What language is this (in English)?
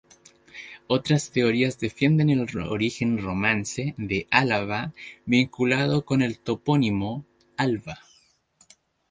Spanish